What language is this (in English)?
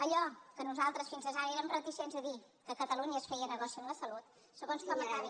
Catalan